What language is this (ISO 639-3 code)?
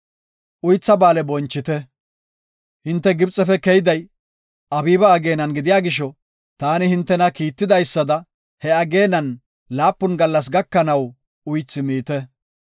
gof